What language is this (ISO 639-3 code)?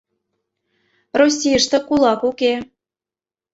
chm